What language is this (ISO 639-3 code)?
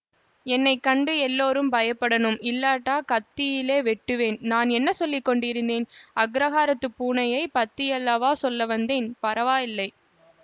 tam